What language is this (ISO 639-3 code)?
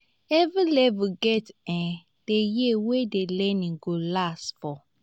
pcm